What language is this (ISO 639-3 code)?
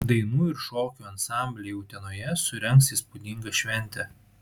lit